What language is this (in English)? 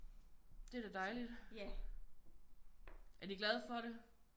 Danish